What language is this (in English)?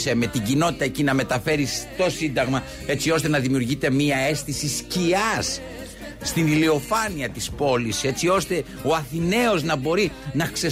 Greek